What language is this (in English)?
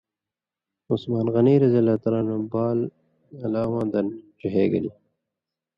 Indus Kohistani